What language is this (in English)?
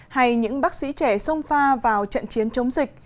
Vietnamese